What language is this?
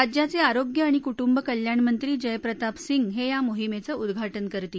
Marathi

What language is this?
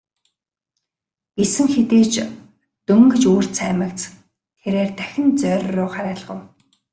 Mongolian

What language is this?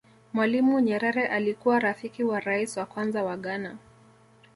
Swahili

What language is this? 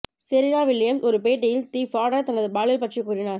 Tamil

